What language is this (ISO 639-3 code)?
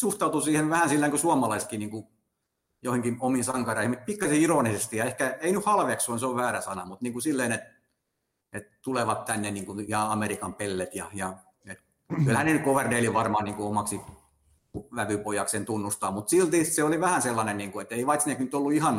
fin